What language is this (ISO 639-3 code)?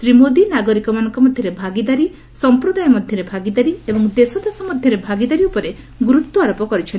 ori